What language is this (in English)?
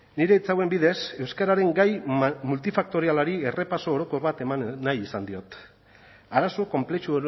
Basque